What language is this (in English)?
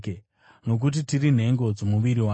Shona